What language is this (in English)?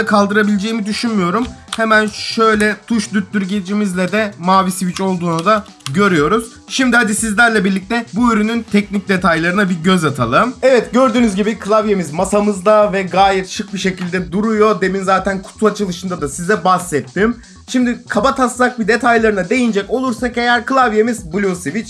Turkish